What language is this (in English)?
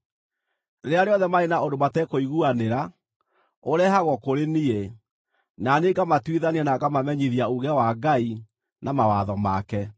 Kikuyu